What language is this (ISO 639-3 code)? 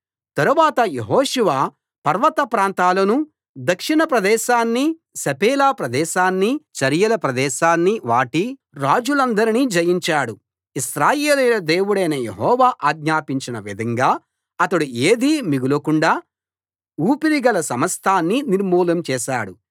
tel